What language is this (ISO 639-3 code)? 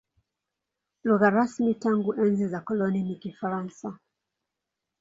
swa